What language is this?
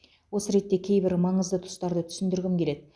Kazakh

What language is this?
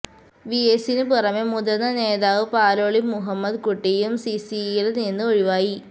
Malayalam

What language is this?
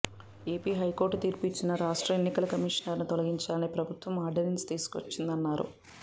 Telugu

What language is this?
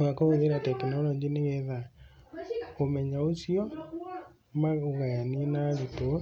Kikuyu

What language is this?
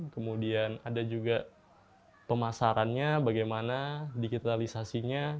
Indonesian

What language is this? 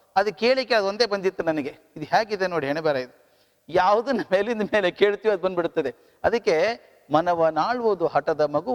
Kannada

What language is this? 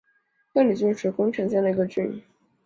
Chinese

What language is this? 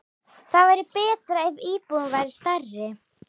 Icelandic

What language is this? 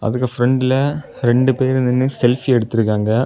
Tamil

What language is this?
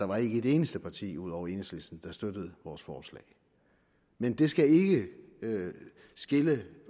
Danish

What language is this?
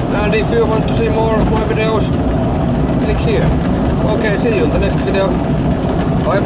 Finnish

